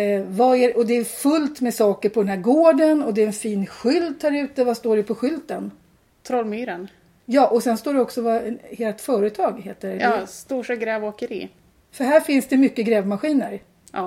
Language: Swedish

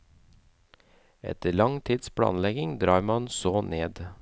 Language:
Norwegian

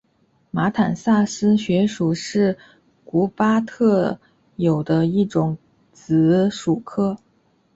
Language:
Chinese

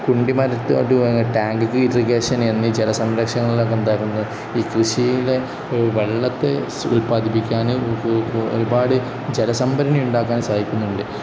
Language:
Malayalam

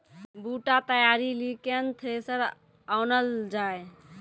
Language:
Maithili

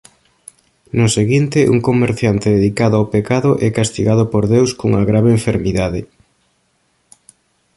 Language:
Galician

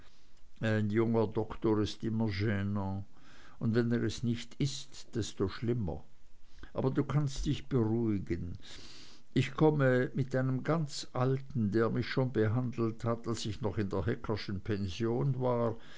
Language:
German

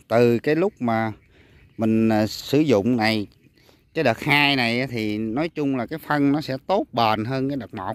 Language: Vietnamese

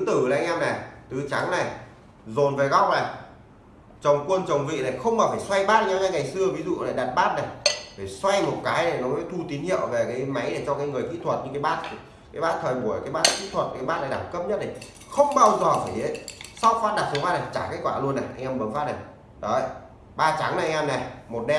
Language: Vietnamese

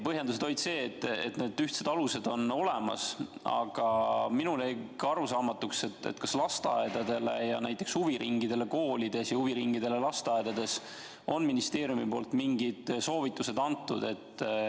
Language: Estonian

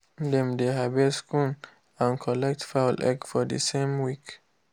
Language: Nigerian Pidgin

